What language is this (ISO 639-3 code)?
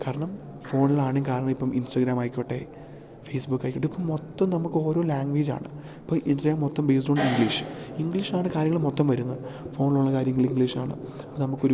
mal